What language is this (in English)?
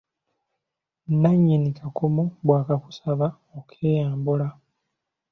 Ganda